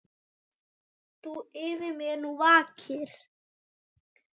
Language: Icelandic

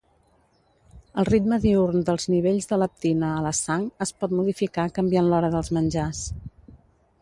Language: Catalan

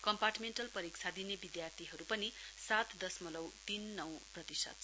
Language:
Nepali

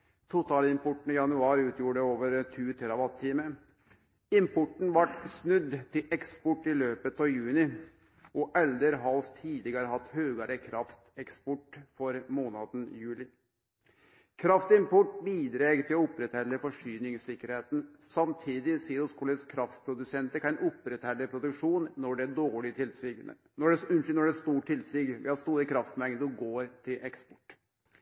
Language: Norwegian Nynorsk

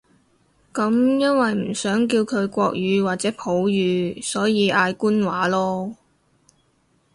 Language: Cantonese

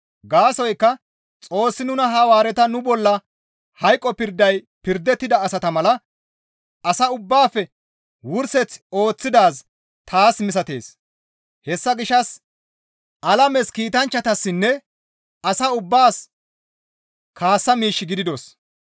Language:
Gamo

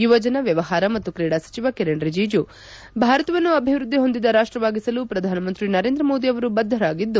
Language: Kannada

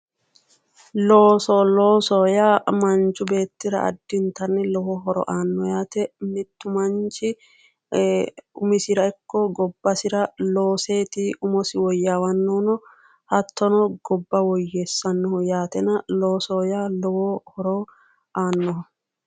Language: Sidamo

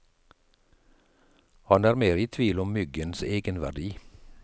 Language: Norwegian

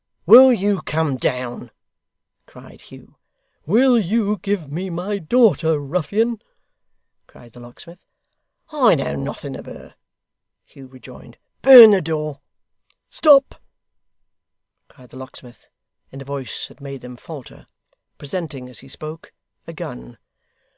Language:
English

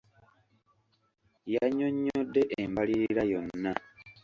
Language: Ganda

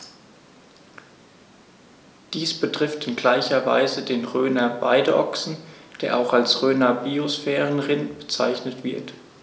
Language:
German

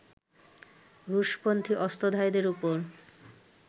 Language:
Bangla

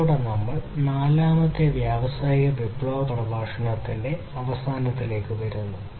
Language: Malayalam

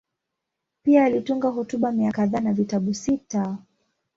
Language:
Swahili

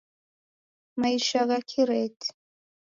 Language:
Taita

